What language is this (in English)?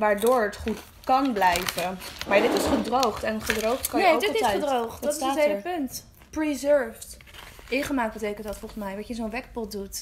Dutch